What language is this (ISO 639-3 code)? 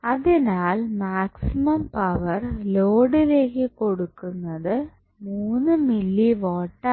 mal